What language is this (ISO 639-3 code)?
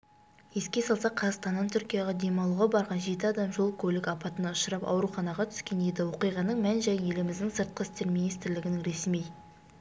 kaz